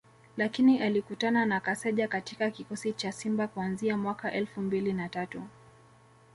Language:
Swahili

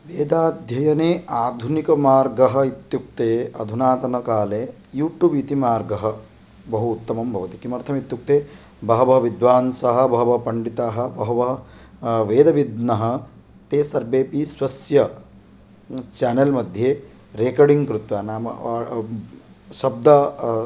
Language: Sanskrit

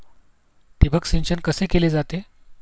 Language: Marathi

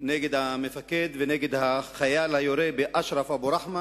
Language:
Hebrew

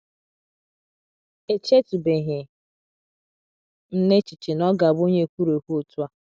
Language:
Igbo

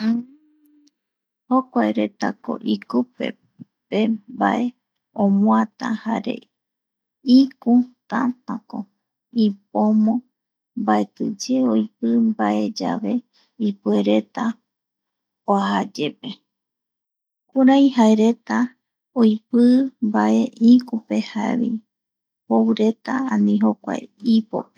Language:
Eastern Bolivian Guaraní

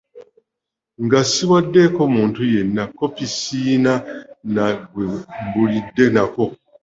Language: Ganda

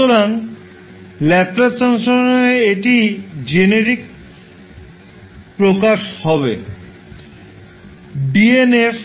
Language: Bangla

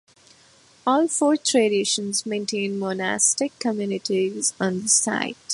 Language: English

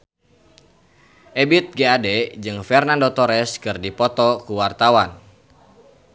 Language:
Sundanese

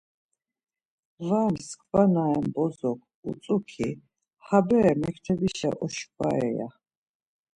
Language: Laz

